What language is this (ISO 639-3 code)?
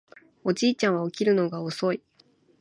jpn